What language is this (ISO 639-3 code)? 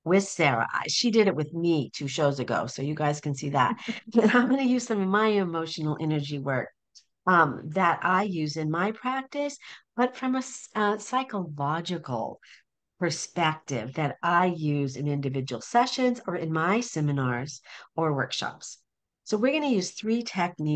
eng